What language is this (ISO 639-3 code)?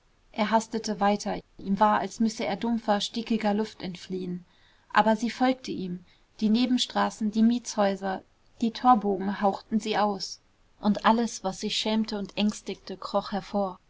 deu